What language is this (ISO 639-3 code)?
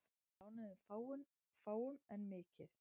isl